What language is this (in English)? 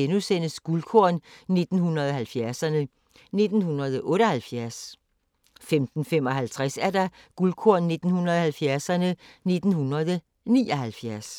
Danish